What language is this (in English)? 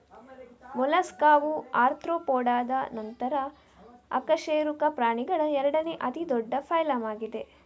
Kannada